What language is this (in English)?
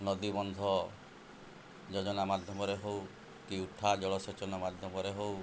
Odia